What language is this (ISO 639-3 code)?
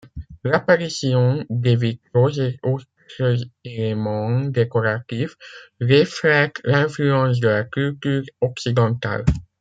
fra